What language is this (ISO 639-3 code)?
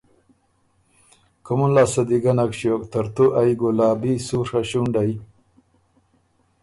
oru